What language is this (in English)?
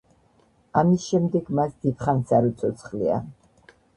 Georgian